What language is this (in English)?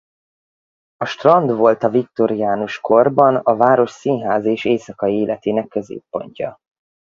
Hungarian